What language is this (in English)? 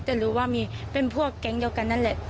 Thai